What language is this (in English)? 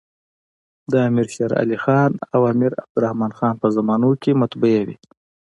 Pashto